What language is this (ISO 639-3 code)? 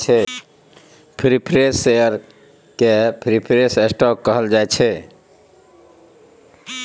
mai